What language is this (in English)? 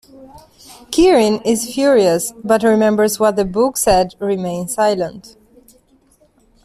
English